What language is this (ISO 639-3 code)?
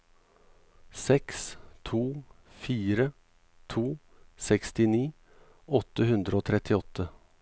nor